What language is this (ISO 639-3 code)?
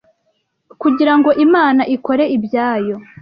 kin